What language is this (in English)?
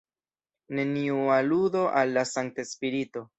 Esperanto